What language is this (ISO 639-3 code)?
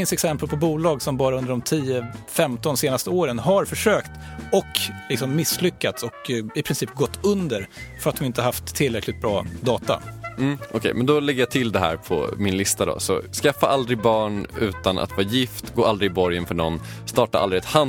swe